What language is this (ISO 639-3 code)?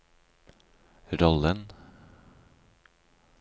nor